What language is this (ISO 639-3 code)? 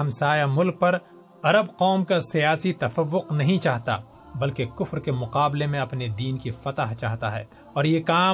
urd